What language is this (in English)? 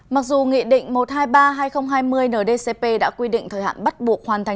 Vietnamese